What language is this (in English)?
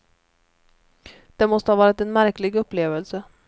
Swedish